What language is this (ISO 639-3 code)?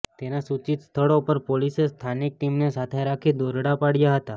guj